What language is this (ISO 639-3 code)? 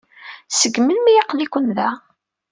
kab